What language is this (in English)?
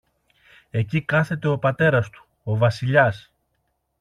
Greek